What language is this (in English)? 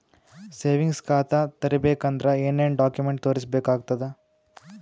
Kannada